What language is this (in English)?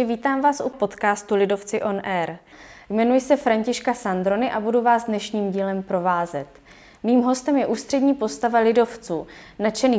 Czech